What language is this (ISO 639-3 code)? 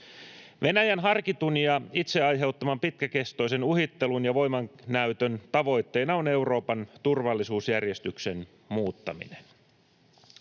fin